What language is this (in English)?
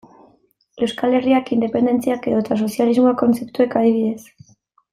Basque